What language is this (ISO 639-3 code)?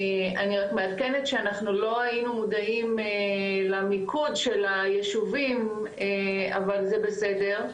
heb